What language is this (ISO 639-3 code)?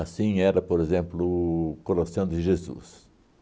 por